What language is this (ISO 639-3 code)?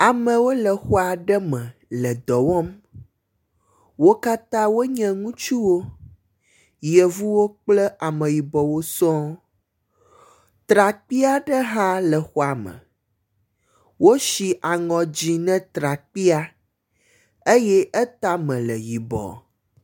ewe